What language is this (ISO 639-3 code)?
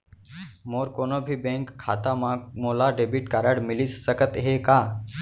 hne